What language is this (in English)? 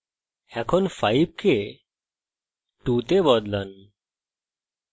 Bangla